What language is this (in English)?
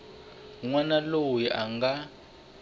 Tsonga